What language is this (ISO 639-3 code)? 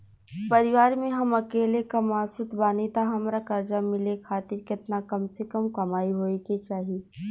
bho